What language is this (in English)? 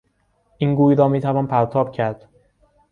Persian